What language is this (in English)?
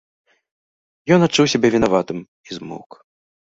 Belarusian